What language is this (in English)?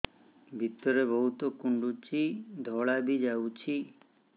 Odia